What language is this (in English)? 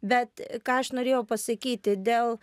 Lithuanian